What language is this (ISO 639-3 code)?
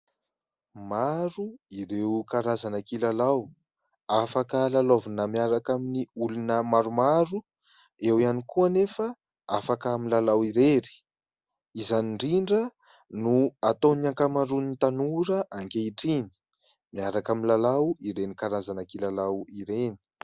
mlg